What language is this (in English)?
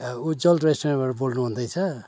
Nepali